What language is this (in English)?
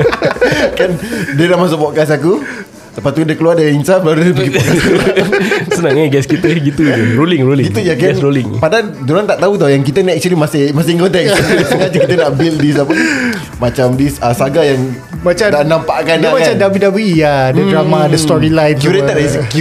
Malay